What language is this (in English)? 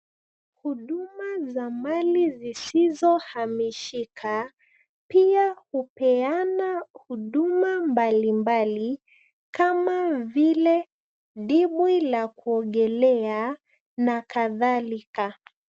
Swahili